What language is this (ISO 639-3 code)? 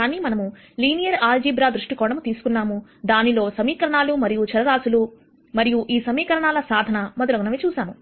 tel